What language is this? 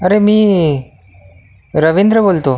Marathi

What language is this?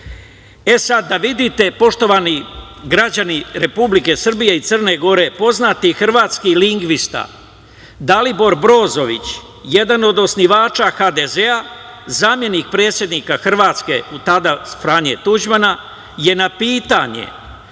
Serbian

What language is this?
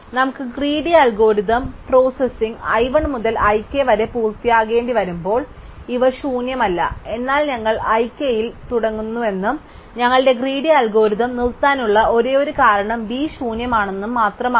Malayalam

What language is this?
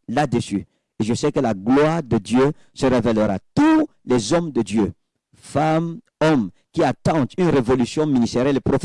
French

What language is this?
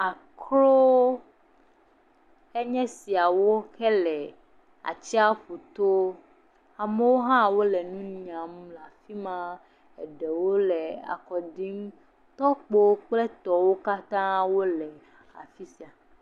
Ewe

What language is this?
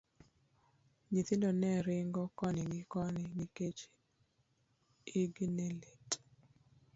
Luo (Kenya and Tanzania)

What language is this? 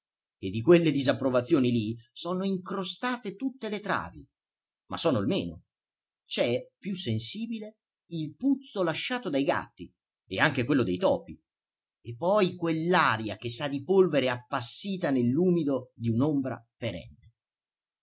Italian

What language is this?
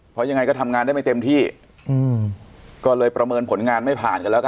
Thai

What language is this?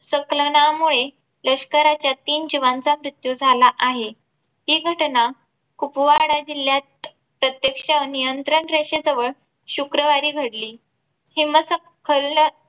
Marathi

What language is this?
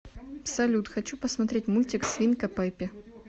Russian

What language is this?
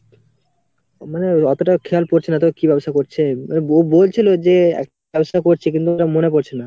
Bangla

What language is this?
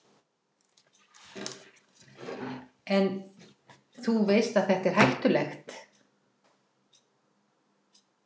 Icelandic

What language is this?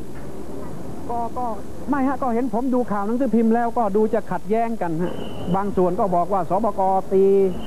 Thai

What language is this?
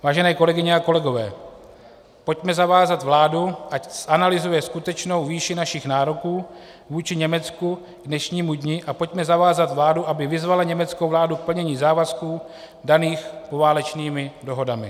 Czech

